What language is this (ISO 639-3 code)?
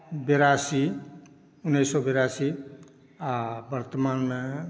mai